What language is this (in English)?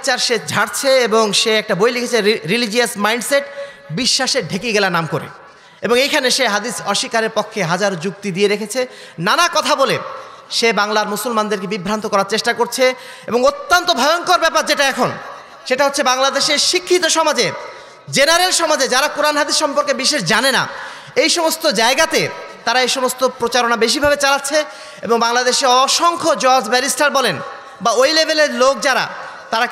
Arabic